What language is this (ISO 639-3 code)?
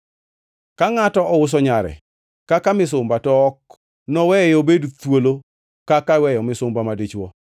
luo